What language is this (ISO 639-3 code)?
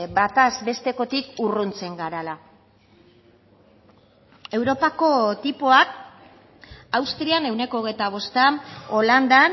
eus